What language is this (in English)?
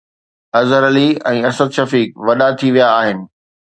Sindhi